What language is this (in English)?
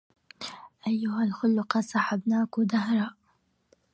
Arabic